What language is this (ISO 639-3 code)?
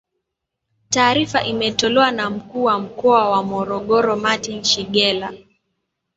swa